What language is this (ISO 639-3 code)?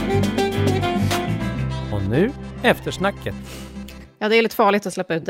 swe